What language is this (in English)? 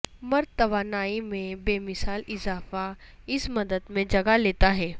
Urdu